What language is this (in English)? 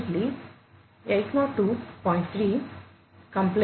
Telugu